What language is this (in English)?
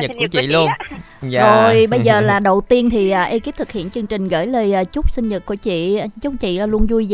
Vietnamese